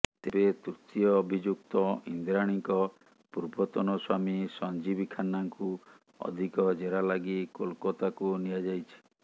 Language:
Odia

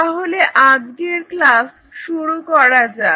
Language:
Bangla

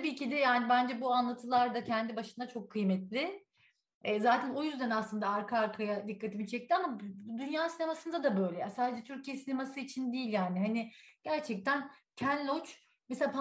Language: Turkish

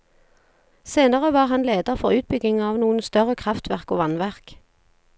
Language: Norwegian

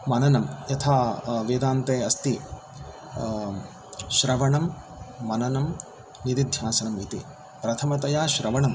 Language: Sanskrit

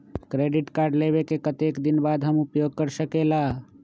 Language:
Magahi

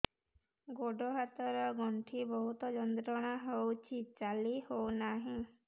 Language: Odia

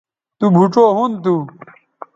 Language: Bateri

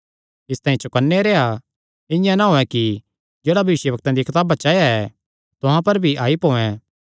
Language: Kangri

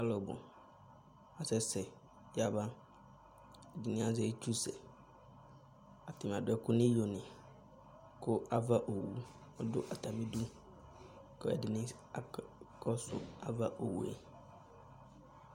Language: Ikposo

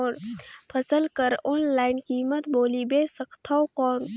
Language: Chhattisgarhi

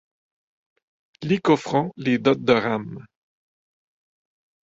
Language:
French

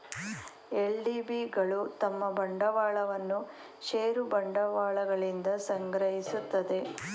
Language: Kannada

